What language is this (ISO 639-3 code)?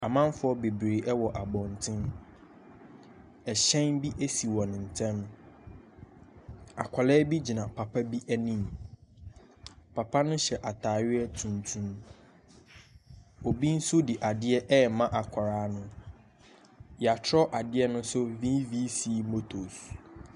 aka